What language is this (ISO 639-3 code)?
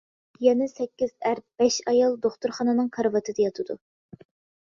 uig